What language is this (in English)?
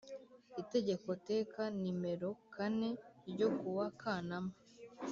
Kinyarwanda